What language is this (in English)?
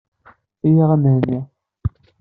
Kabyle